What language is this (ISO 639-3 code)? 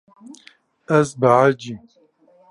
kur